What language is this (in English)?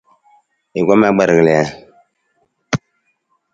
Nawdm